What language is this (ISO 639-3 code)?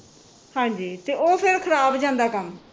pan